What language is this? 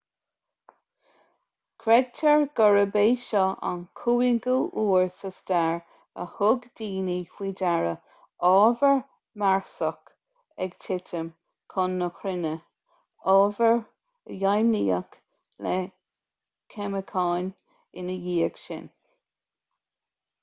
Irish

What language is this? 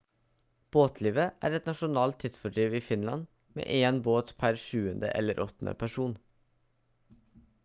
Norwegian Bokmål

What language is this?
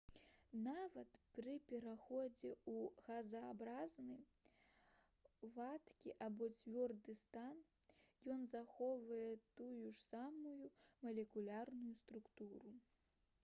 Belarusian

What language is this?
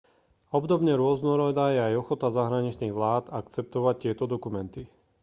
Slovak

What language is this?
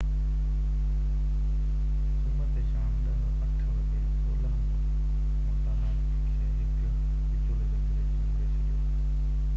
Sindhi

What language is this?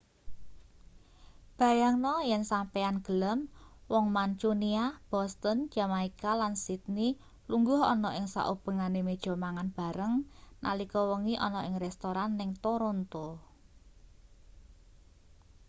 Javanese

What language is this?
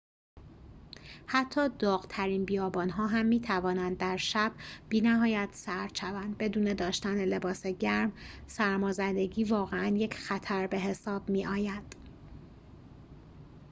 Persian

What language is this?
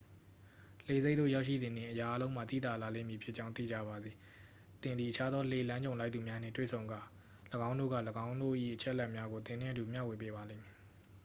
Burmese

